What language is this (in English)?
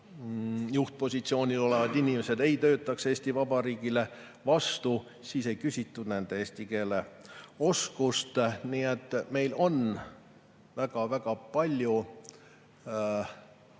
Estonian